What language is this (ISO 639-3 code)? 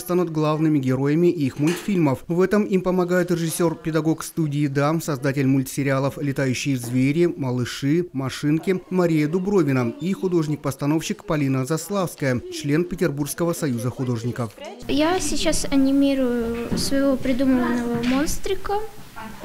rus